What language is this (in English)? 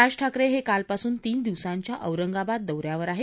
Marathi